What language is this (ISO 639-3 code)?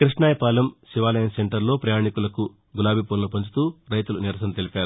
tel